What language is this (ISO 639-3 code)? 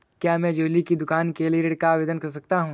hin